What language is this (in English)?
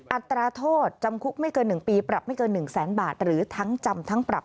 Thai